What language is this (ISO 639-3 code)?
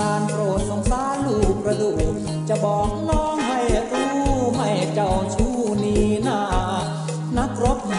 tha